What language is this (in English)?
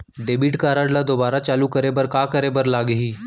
Chhattisgarhi